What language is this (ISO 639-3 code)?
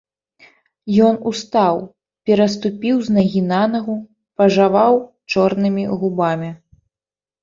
bel